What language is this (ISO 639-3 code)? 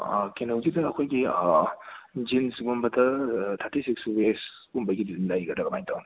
mni